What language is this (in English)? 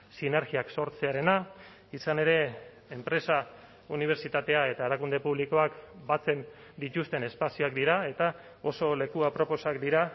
Basque